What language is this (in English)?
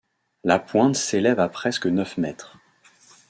French